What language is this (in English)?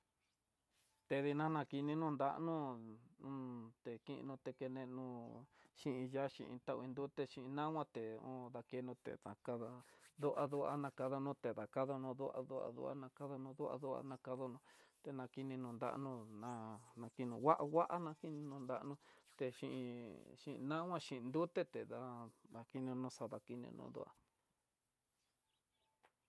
Tidaá Mixtec